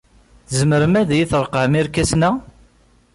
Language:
Kabyle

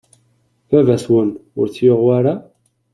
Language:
Kabyle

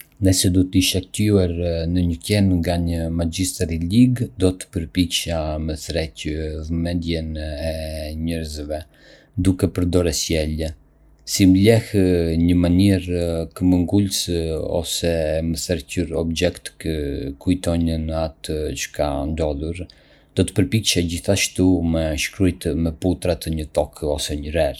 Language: Arbëreshë Albanian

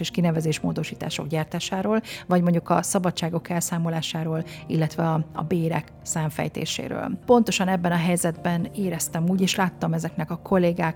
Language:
Hungarian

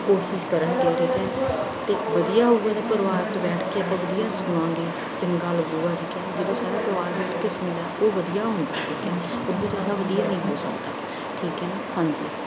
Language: Punjabi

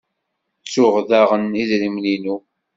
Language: Kabyle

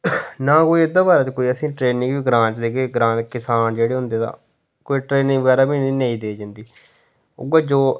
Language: Dogri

